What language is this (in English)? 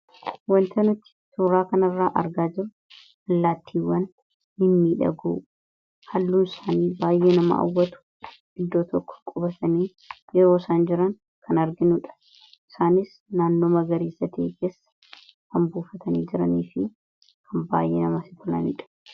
Oromo